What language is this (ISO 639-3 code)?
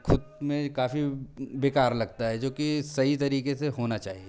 hin